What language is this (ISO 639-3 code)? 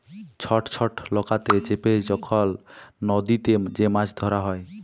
ben